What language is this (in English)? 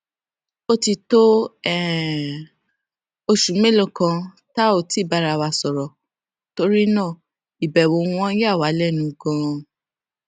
Yoruba